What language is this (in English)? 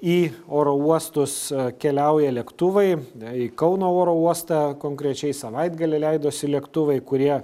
Lithuanian